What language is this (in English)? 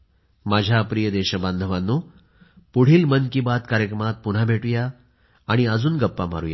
Marathi